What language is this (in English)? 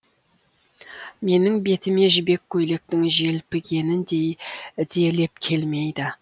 Kazakh